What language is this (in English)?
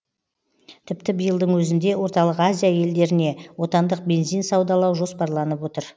Kazakh